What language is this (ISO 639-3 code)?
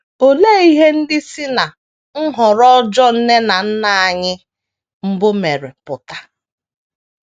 ibo